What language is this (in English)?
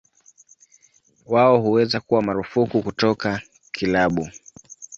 Swahili